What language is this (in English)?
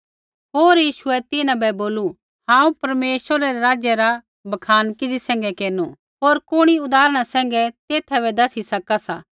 Kullu Pahari